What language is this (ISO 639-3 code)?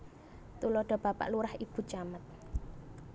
jav